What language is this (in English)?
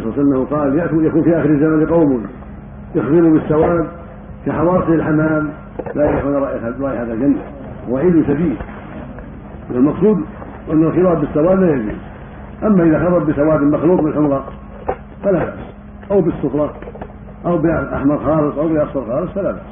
Arabic